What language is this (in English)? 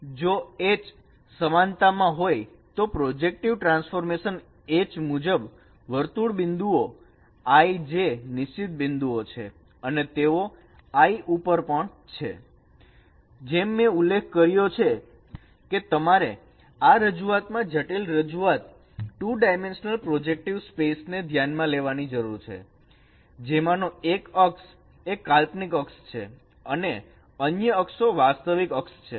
Gujarati